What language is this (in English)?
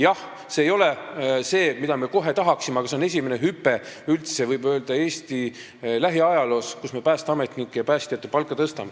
Estonian